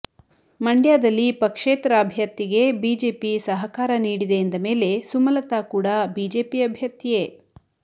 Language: Kannada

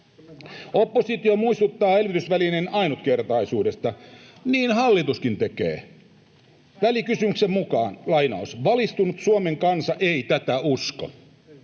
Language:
Finnish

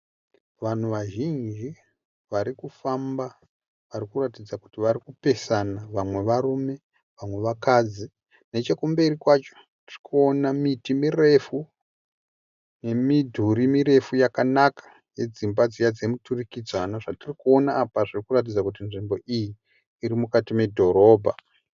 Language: Shona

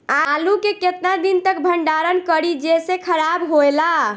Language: Bhojpuri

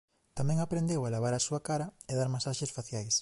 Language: Galician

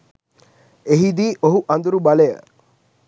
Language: Sinhala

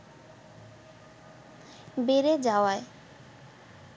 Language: Bangla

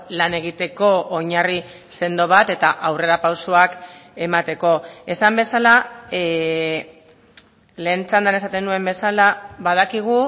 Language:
Basque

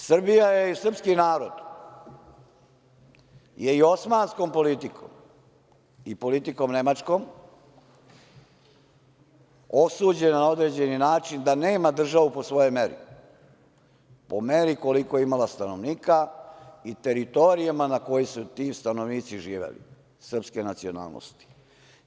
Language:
Serbian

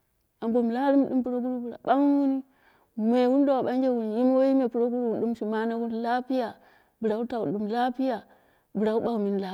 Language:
Dera (Nigeria)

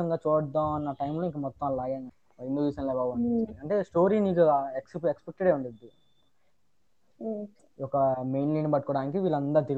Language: Telugu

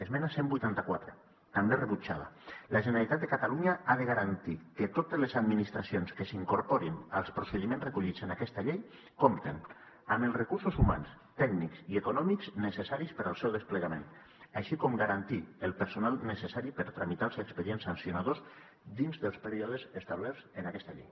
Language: Catalan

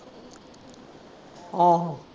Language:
Punjabi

